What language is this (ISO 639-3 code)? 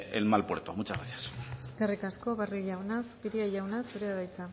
eus